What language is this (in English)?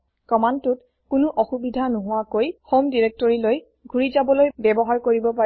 Assamese